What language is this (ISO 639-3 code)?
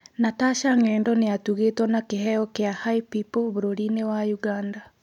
kik